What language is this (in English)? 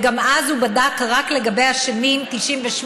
Hebrew